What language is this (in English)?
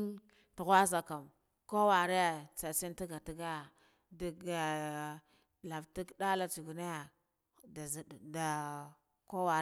Guduf-Gava